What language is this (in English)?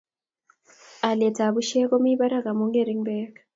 Kalenjin